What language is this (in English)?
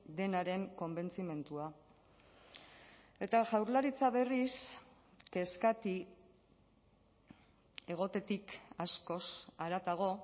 Basque